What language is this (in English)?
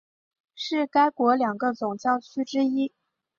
Chinese